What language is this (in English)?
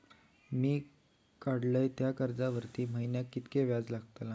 Marathi